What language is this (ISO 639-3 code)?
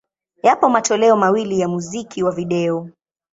swa